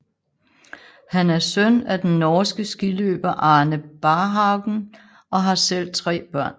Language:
Danish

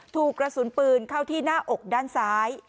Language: Thai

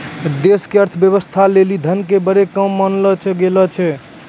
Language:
Maithili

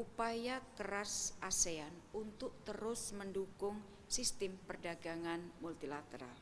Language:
Indonesian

